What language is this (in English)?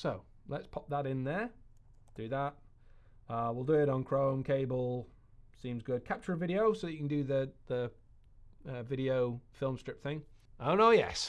English